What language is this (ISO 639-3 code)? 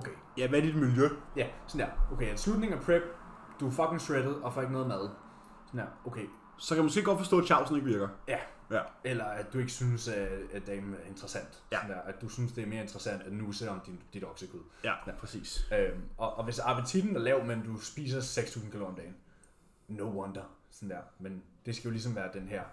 dan